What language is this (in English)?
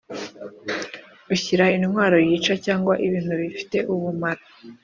Kinyarwanda